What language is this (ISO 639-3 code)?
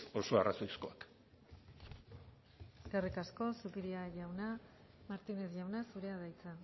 eus